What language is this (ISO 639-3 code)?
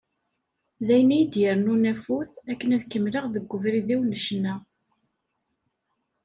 kab